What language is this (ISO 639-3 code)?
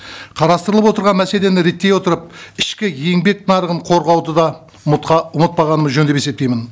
kaz